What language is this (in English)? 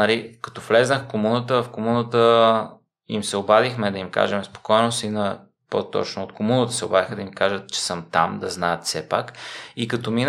Bulgarian